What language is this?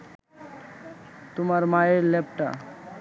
Bangla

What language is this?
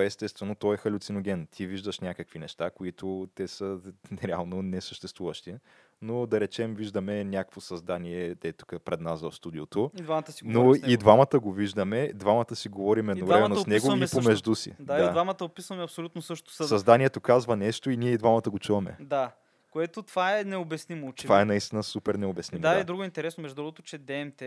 Bulgarian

